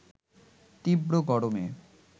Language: Bangla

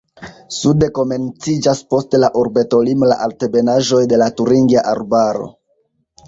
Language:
Esperanto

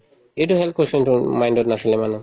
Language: Assamese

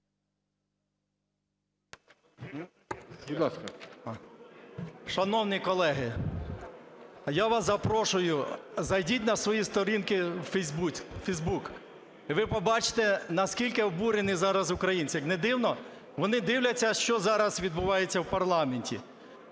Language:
Ukrainian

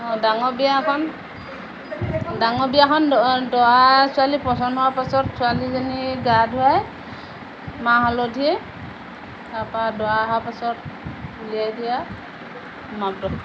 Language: Assamese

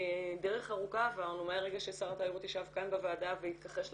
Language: Hebrew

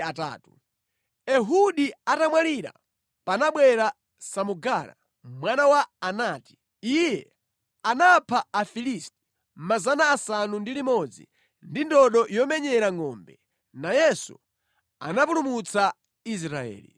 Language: Nyanja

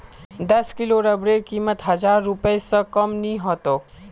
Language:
Magahi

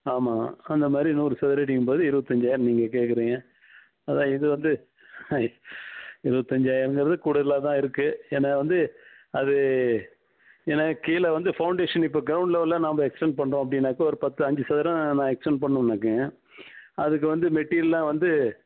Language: Tamil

